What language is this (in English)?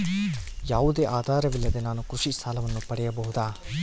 Kannada